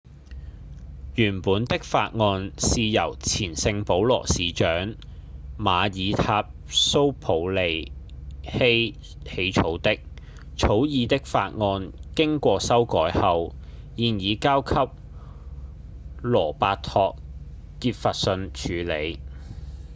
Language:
Cantonese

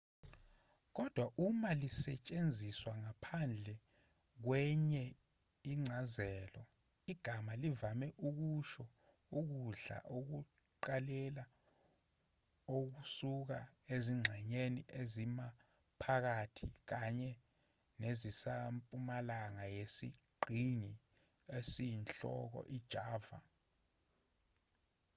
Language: Zulu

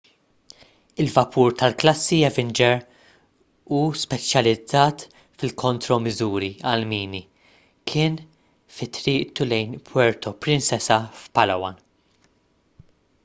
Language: Maltese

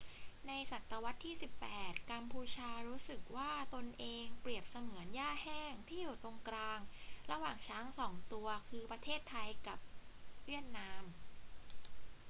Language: Thai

